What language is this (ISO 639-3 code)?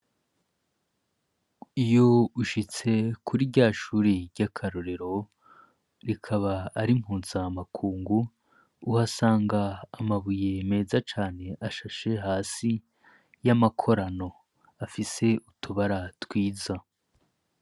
run